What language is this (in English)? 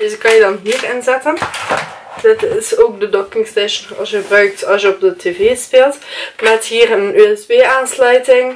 Dutch